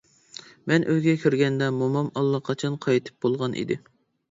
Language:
Uyghur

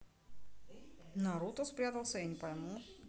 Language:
Russian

